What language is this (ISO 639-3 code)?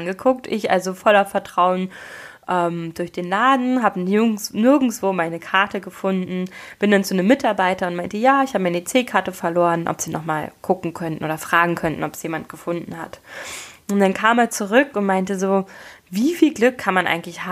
deu